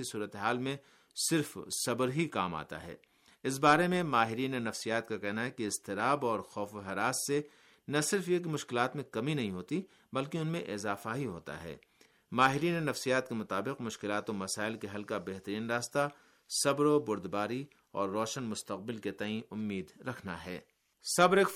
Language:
Urdu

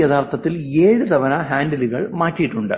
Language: Malayalam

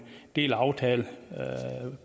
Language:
Danish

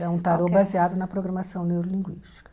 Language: Portuguese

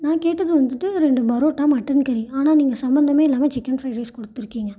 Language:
Tamil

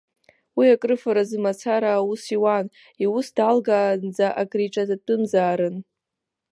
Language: Abkhazian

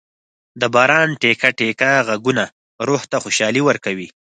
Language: Pashto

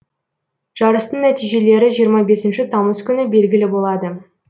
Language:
Kazakh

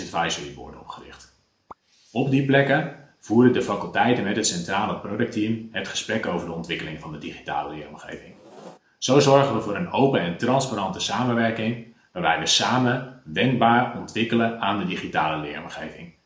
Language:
Dutch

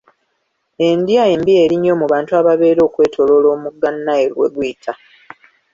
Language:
Ganda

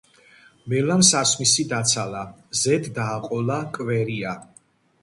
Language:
Georgian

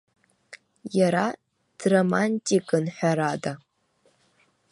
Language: Abkhazian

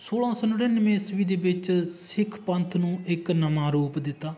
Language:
Punjabi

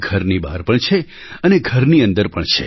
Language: Gujarati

